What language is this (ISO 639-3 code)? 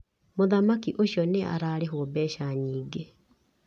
kik